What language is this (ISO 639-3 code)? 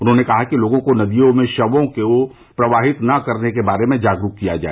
hin